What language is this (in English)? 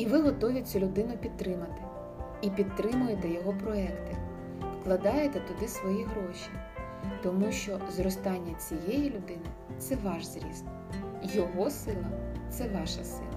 Ukrainian